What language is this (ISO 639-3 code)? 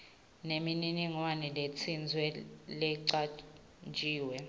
ssw